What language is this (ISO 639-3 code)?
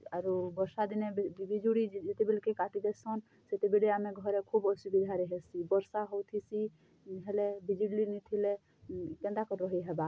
ori